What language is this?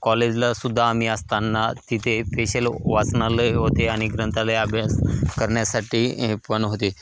Marathi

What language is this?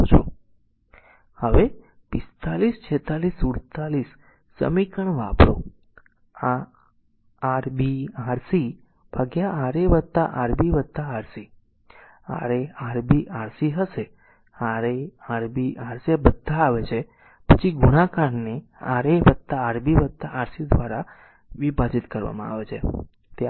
Gujarati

